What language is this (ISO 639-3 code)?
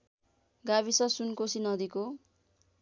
nep